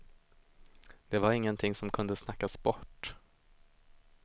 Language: Swedish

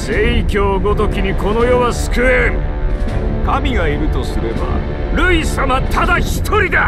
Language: Japanese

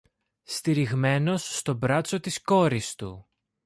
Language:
Greek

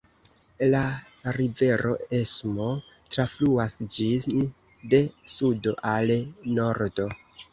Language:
Esperanto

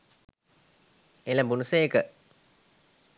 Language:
Sinhala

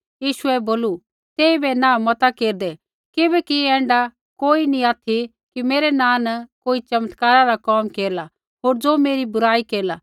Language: Kullu Pahari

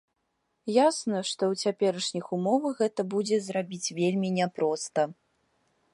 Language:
Belarusian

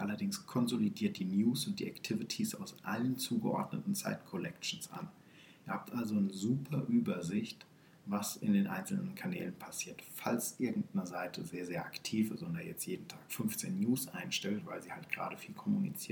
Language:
German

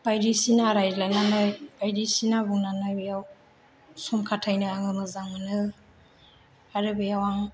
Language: Bodo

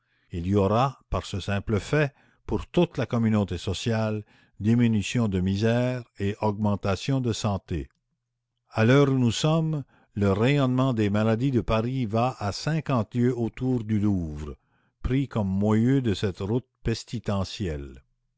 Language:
French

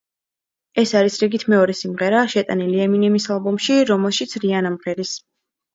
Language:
Georgian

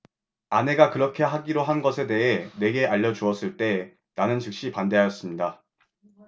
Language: Korean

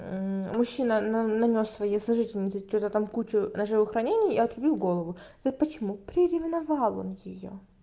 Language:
Russian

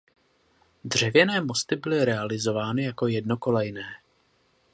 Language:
Czech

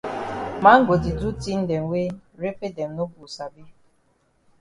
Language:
Cameroon Pidgin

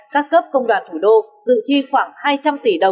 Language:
Vietnamese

